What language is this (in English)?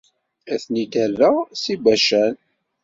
Kabyle